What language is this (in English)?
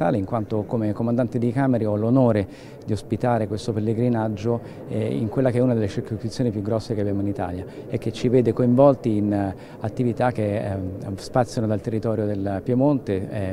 Italian